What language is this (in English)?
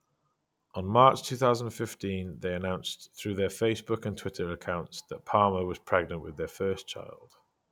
English